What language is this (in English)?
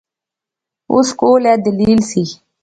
Pahari-Potwari